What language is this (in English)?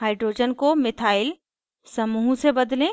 Hindi